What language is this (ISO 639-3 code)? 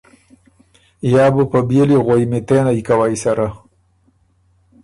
oru